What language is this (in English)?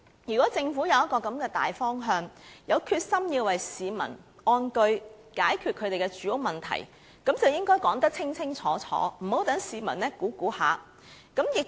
Cantonese